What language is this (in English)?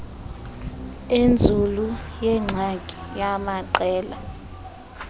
Xhosa